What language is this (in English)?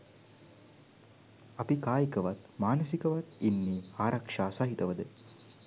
Sinhala